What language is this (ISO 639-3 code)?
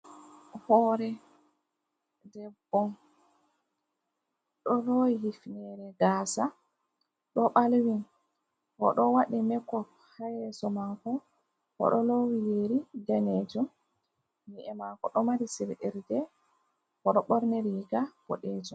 ful